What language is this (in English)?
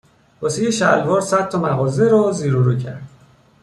Persian